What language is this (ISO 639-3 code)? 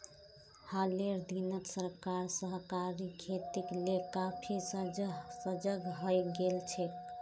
mag